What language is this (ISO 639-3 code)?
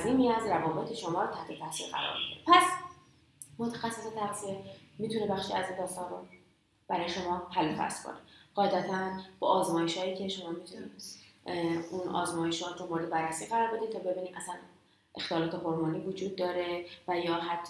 fas